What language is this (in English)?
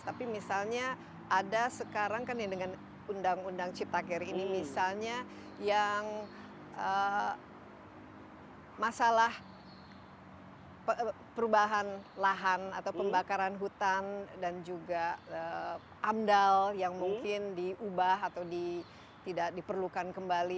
Indonesian